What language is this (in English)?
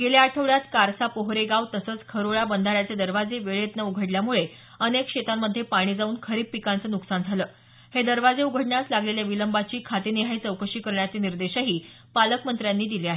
Marathi